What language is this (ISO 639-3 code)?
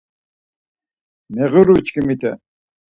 lzz